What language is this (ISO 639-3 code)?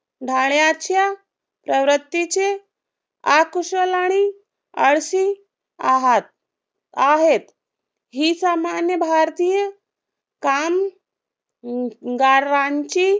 mar